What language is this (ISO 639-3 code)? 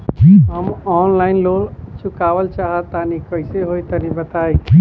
bho